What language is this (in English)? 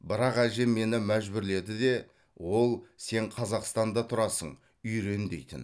Kazakh